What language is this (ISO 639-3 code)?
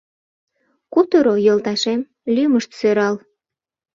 chm